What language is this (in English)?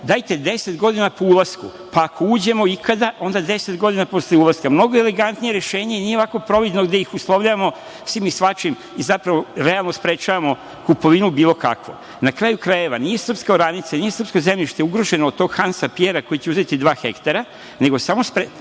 Serbian